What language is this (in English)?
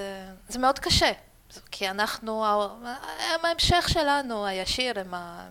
Hebrew